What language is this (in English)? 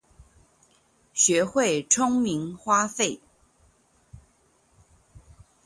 Chinese